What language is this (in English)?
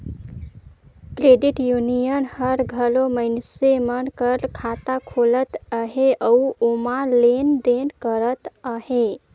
Chhattisgarhi